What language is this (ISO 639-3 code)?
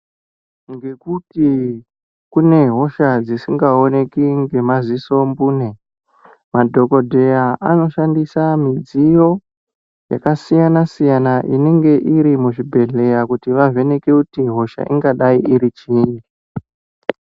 ndc